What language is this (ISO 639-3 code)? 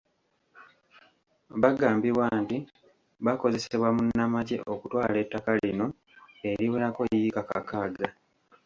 lug